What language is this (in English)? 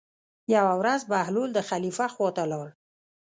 Pashto